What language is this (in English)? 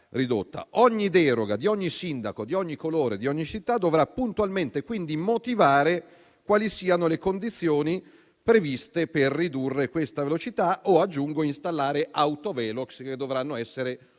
Italian